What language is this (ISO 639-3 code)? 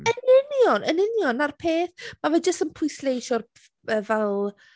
cym